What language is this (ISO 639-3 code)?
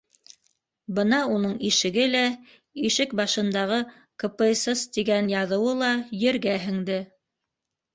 bak